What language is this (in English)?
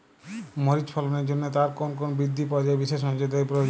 Bangla